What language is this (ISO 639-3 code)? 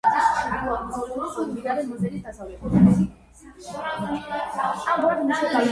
kat